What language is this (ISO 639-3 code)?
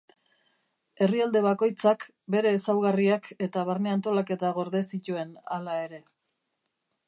eus